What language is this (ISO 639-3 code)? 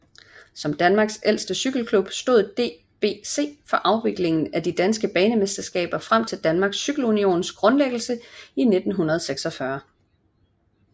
dan